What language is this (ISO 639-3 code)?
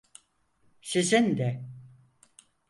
tur